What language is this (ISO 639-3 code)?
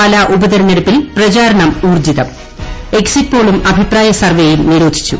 mal